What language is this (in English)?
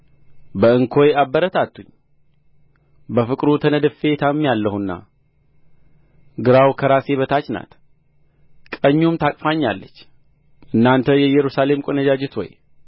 Amharic